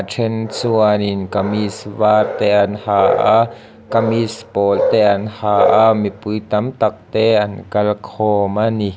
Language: Mizo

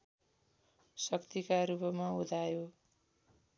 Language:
Nepali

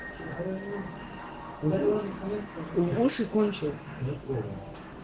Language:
Russian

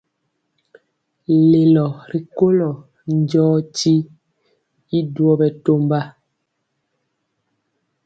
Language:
Mpiemo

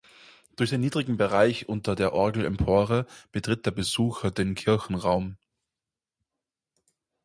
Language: German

